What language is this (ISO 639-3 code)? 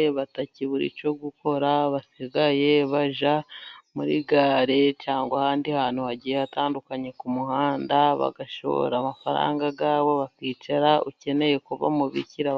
kin